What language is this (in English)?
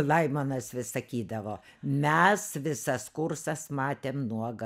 Lithuanian